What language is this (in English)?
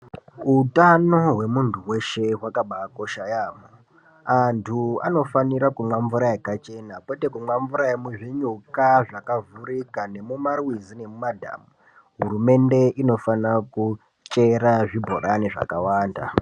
Ndau